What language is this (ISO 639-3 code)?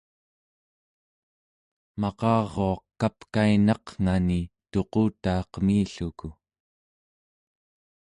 esu